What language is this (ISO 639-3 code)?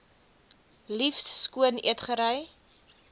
afr